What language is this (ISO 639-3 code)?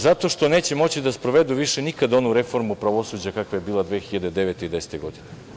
srp